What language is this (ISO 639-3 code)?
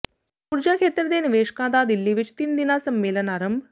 pan